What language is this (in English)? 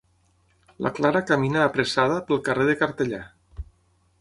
Catalan